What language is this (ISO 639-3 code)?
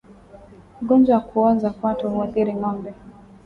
swa